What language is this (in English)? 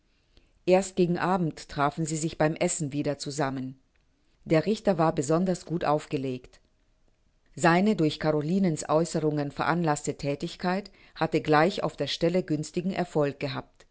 German